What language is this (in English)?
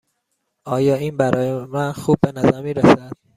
Persian